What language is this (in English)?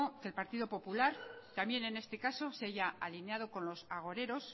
Spanish